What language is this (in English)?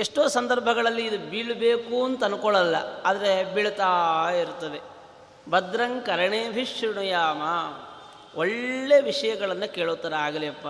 Kannada